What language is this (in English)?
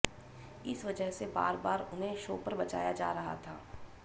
Hindi